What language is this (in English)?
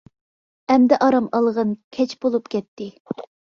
Uyghur